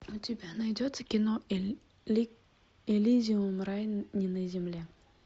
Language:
Russian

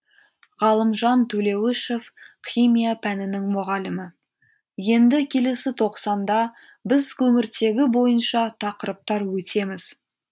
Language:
Kazakh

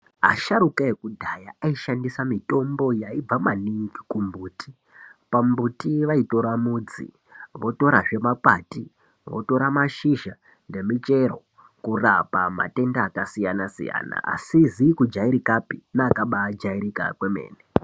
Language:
Ndau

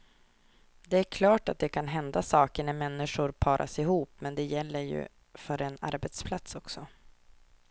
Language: Swedish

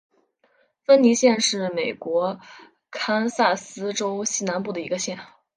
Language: Chinese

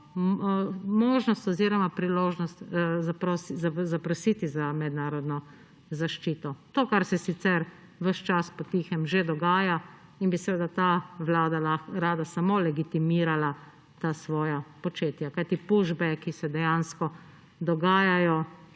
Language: Slovenian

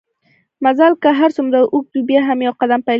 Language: Pashto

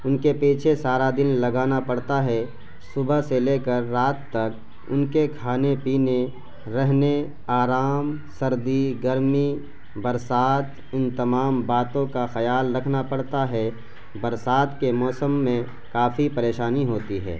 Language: Urdu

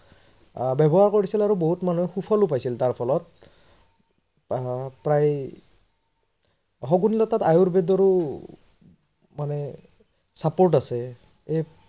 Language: Assamese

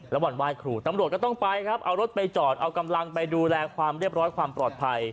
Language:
Thai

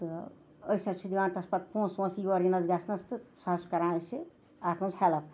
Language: Kashmiri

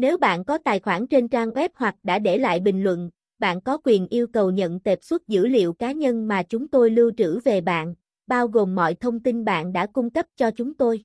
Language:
Vietnamese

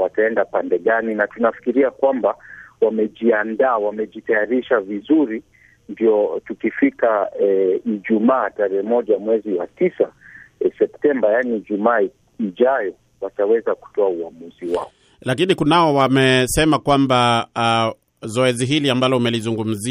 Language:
Swahili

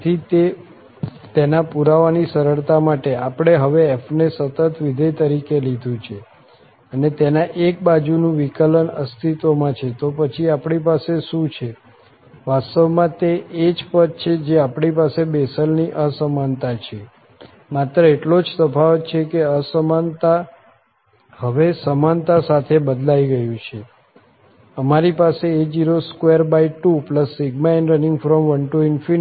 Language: Gujarati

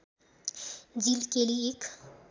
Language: Nepali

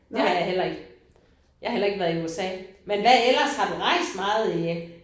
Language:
Danish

